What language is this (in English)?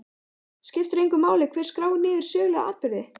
Icelandic